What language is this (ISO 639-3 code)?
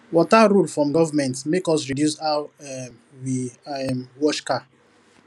pcm